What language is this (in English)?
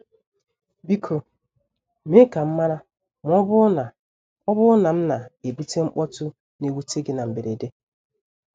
Igbo